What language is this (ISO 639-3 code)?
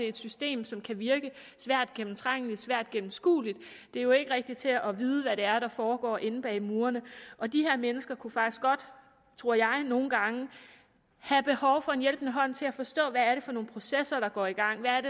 dan